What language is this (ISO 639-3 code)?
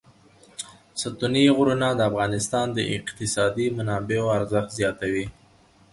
pus